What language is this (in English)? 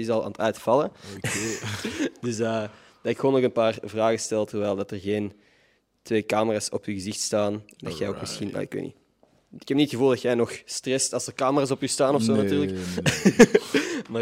Dutch